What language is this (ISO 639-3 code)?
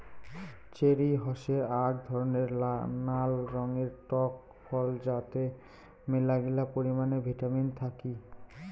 ben